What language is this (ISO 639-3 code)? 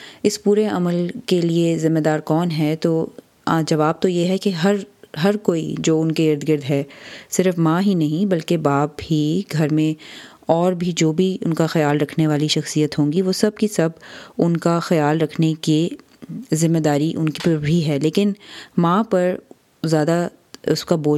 urd